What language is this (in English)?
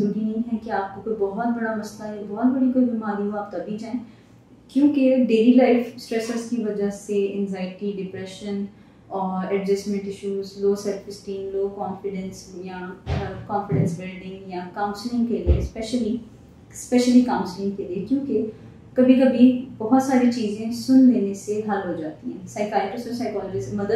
Hindi